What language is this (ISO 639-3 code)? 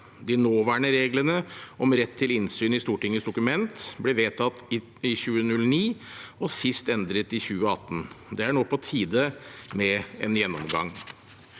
nor